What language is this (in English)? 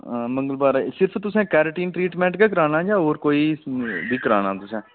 Dogri